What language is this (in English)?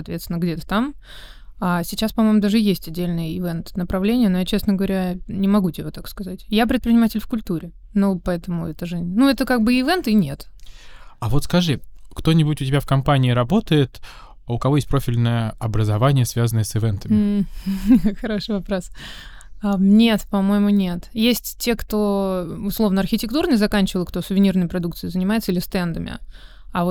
Russian